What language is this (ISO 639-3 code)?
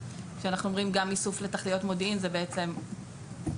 heb